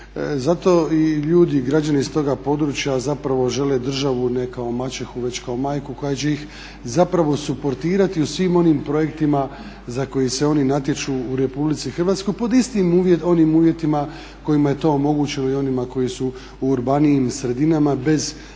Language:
Croatian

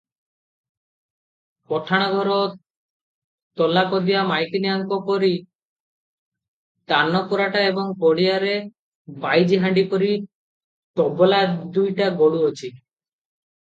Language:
Odia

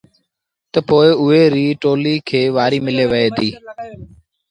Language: Sindhi Bhil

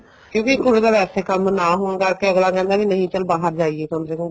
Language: Punjabi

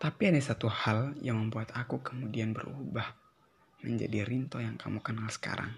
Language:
Indonesian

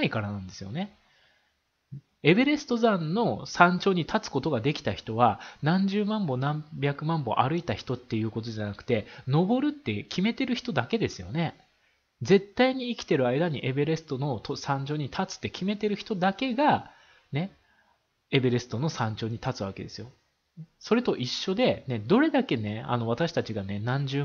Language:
Japanese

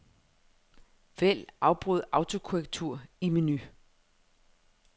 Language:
Danish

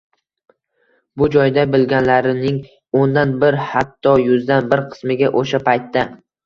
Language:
Uzbek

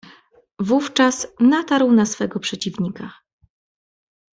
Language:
Polish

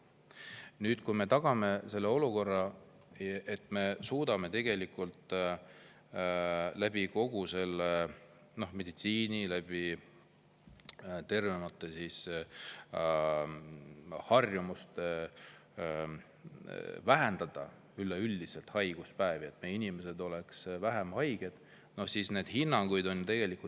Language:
Estonian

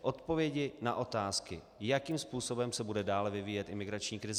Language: Czech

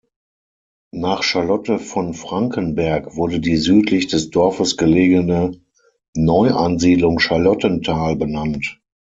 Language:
German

